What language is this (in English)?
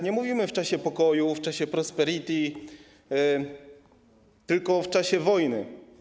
Polish